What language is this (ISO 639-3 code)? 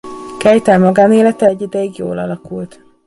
hun